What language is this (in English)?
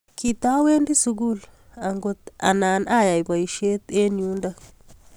Kalenjin